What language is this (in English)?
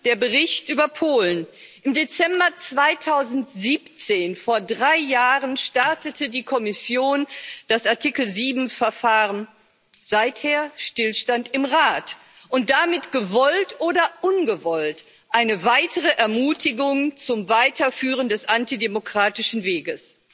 German